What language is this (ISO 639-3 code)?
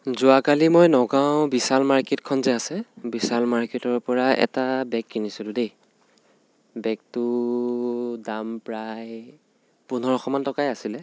asm